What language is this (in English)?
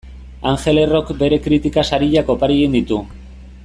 Basque